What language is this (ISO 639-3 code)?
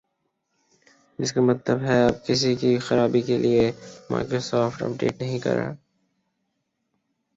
urd